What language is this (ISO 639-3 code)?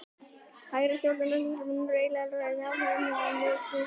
isl